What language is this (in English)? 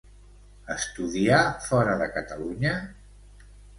Catalan